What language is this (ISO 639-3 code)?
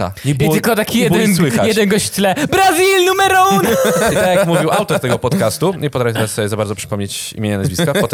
pol